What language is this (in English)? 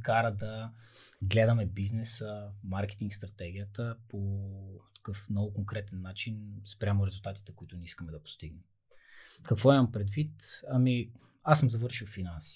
Bulgarian